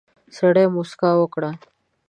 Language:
Pashto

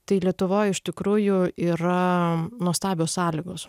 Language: Lithuanian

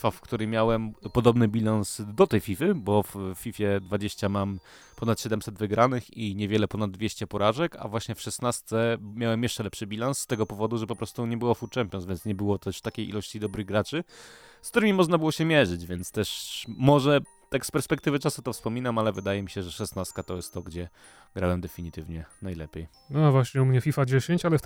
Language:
Polish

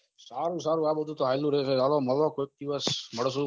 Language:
Gujarati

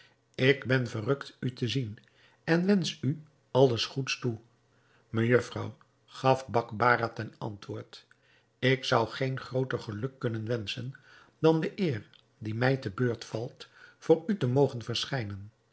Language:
Dutch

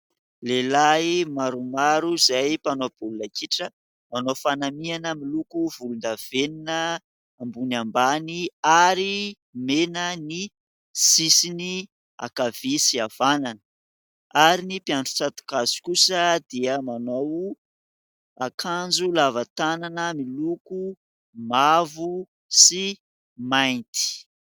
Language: Malagasy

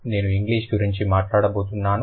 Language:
Telugu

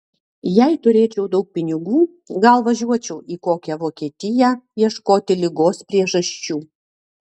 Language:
Lithuanian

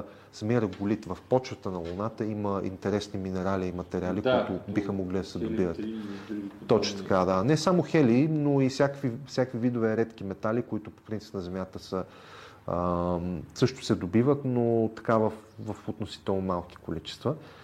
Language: Bulgarian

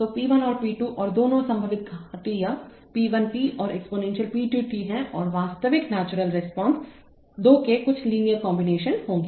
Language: Hindi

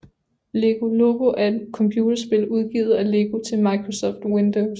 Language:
Danish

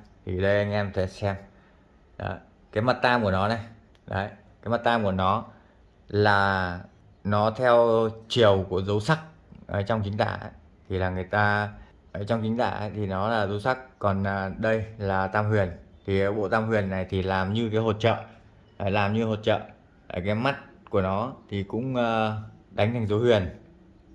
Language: Vietnamese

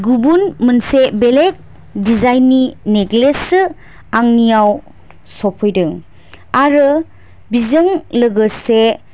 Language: Bodo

